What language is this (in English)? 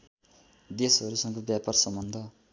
Nepali